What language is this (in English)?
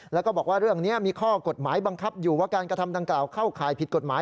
Thai